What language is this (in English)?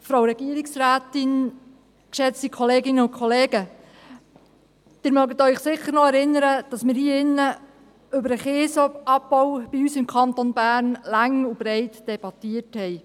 Swiss German